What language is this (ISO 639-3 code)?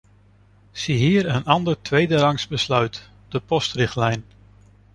nld